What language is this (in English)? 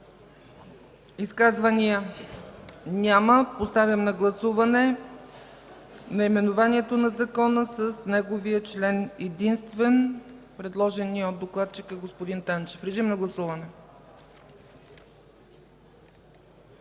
Bulgarian